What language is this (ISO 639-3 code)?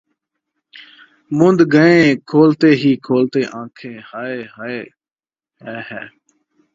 urd